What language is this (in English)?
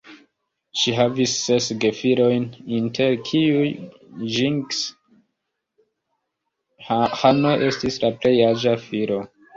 Esperanto